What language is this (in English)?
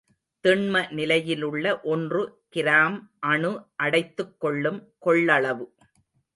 Tamil